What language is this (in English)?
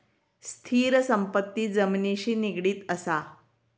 Marathi